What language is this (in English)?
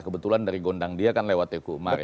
Indonesian